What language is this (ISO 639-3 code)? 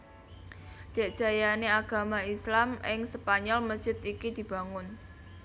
jav